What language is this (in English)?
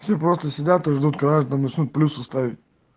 Russian